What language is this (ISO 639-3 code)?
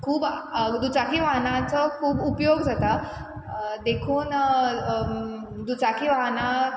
kok